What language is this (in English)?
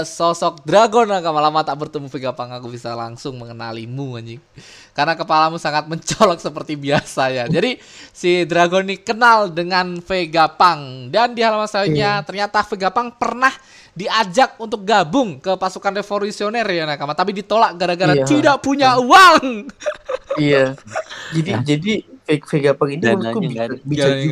Indonesian